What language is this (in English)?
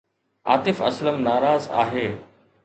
Sindhi